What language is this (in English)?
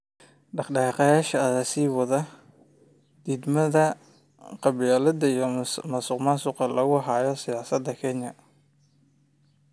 Somali